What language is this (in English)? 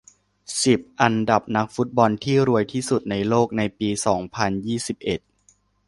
Thai